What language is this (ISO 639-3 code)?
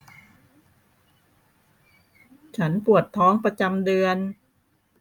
tha